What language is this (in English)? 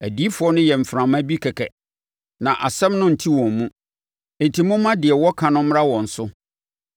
Akan